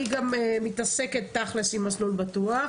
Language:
Hebrew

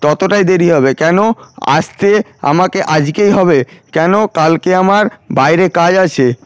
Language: Bangla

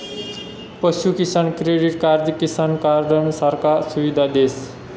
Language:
Marathi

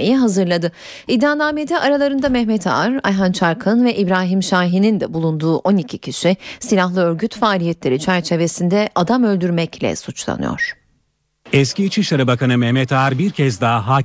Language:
Turkish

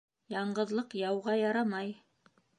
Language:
Bashkir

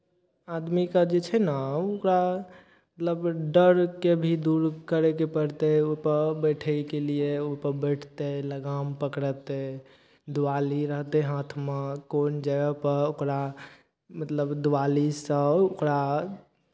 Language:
Maithili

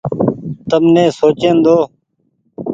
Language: Goaria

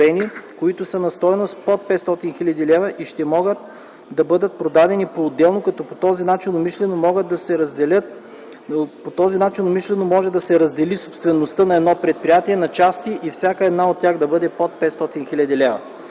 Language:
Bulgarian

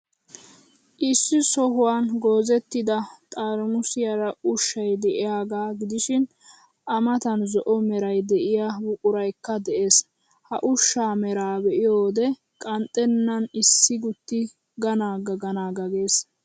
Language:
Wolaytta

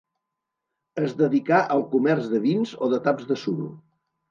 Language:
Catalan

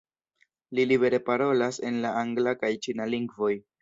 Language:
Esperanto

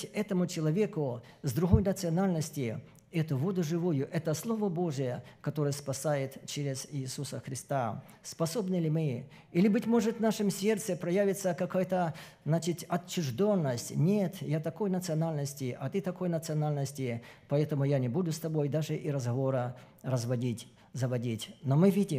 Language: Russian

